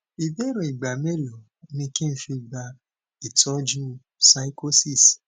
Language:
Yoruba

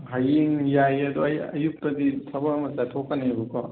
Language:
Manipuri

